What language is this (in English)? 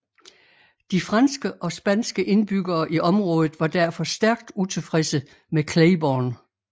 Danish